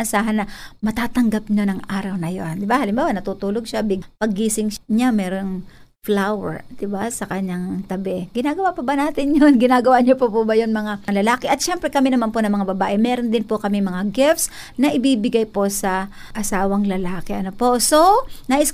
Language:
Filipino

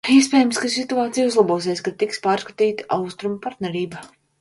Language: Latvian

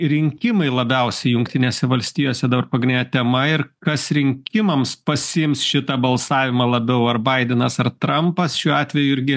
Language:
Lithuanian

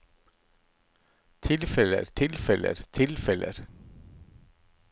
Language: Norwegian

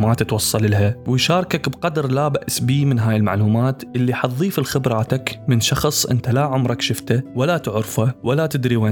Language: Arabic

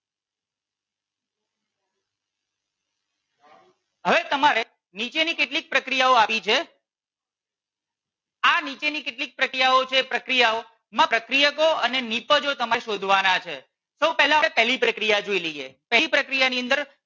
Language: Gujarati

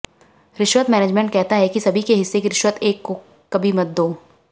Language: Hindi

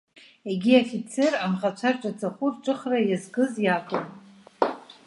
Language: Abkhazian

